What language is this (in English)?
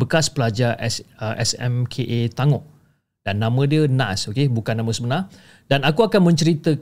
Malay